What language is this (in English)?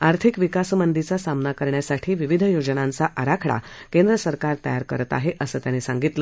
Marathi